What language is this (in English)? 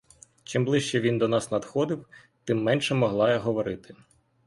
Ukrainian